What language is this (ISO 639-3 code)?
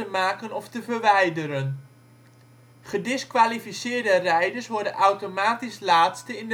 nld